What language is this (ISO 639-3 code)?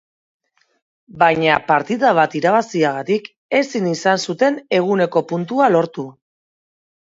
eus